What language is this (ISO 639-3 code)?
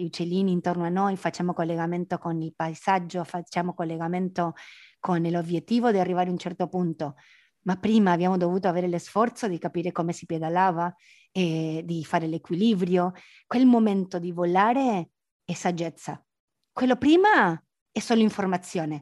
ita